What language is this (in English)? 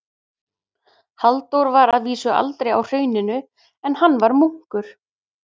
Icelandic